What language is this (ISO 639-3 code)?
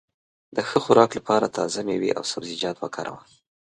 pus